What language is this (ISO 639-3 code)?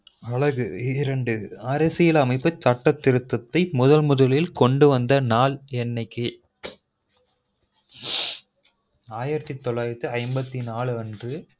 tam